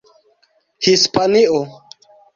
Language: Esperanto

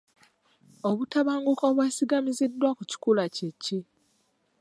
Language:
Ganda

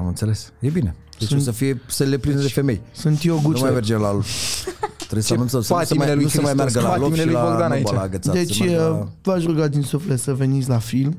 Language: Romanian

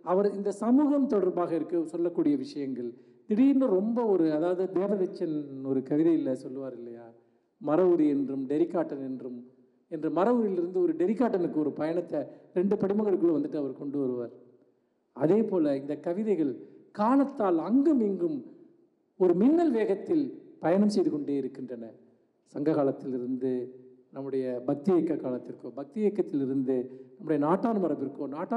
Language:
Indonesian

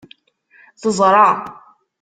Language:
Kabyle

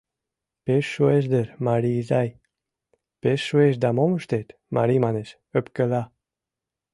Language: Mari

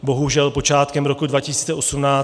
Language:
Czech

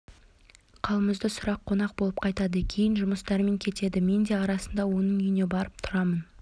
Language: Kazakh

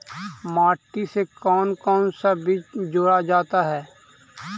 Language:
Magahi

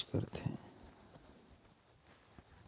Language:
Chhattisgarhi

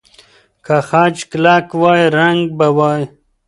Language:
Pashto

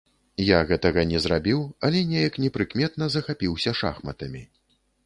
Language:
Belarusian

